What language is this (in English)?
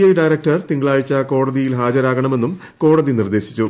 Malayalam